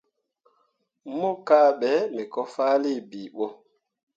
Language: Mundang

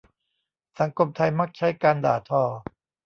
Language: Thai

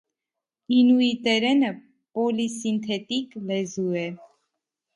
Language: Armenian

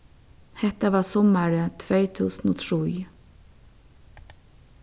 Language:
Faroese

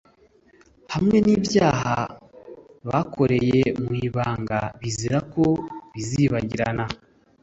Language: Kinyarwanda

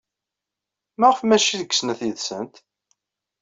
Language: Kabyle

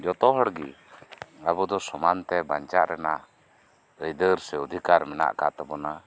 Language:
Santali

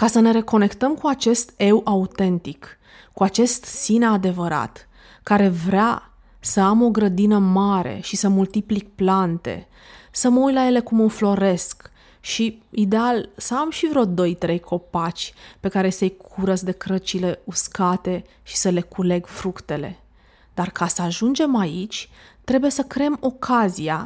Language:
Romanian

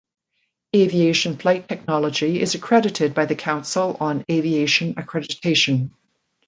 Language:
English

